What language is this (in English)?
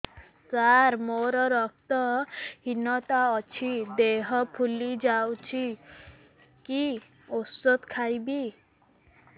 Odia